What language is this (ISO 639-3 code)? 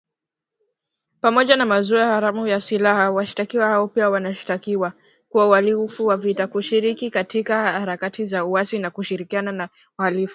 swa